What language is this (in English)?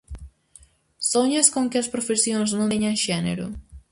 Galician